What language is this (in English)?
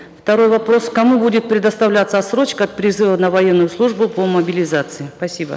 Kazakh